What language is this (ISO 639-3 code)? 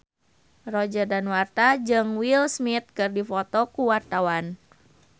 sun